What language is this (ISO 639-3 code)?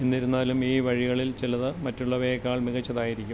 mal